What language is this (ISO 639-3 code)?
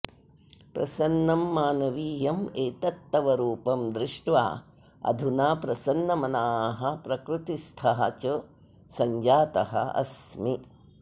san